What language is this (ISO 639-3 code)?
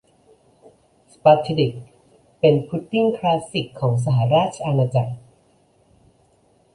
tha